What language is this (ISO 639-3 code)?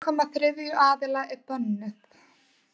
isl